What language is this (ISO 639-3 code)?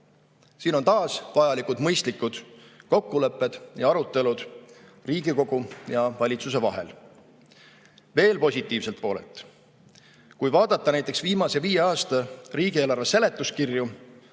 est